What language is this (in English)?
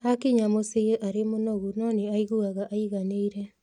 Kikuyu